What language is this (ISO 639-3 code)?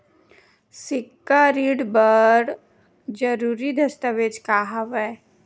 hne